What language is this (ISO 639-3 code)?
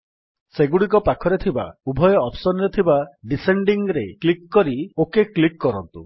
ori